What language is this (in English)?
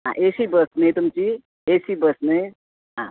Konkani